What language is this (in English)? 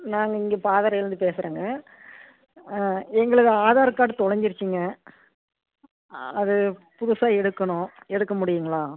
Tamil